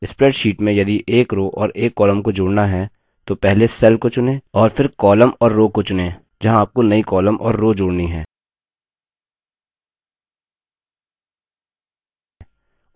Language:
Hindi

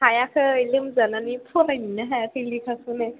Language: Bodo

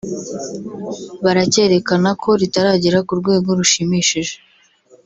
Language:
Kinyarwanda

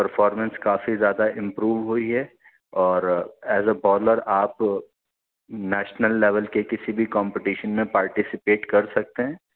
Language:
Urdu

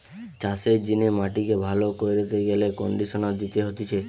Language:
Bangla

